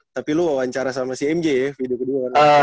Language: Indonesian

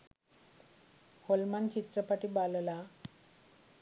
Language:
Sinhala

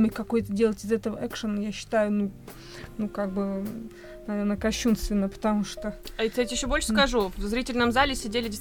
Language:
Russian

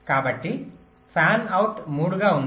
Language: Telugu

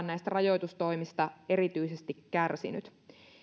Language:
Finnish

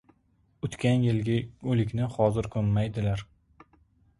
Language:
Uzbek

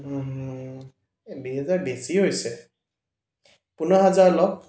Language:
Assamese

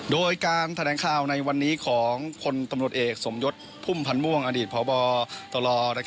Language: Thai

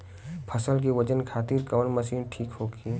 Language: Bhojpuri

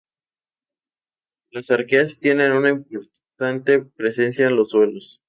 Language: Spanish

